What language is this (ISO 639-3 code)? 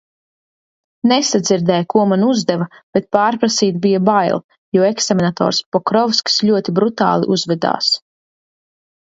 lav